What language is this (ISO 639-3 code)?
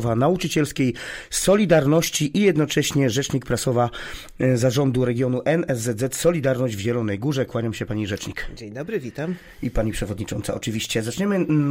pol